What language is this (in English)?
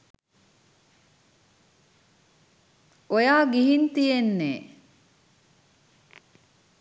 Sinhala